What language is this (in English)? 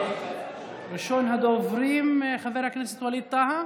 Hebrew